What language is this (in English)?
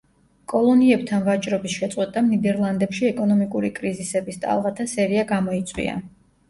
Georgian